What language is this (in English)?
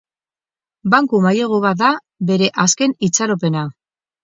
Basque